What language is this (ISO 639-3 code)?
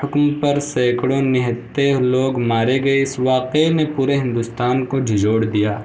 urd